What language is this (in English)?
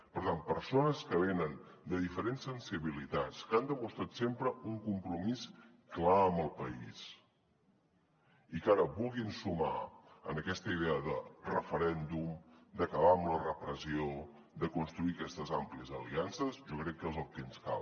Catalan